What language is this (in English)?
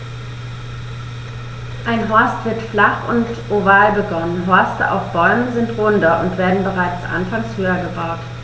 German